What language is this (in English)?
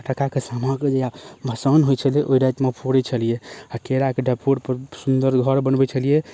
Maithili